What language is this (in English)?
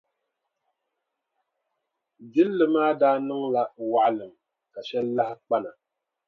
Dagbani